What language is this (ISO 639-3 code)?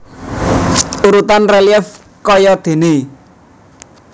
jav